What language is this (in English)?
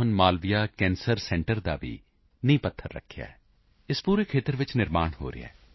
Punjabi